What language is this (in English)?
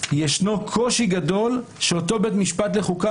Hebrew